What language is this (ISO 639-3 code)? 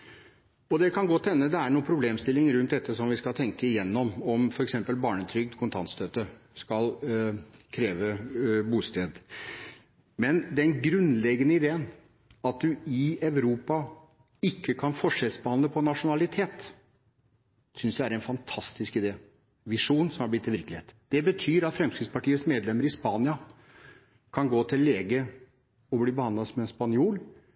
nob